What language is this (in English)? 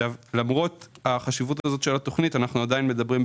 Hebrew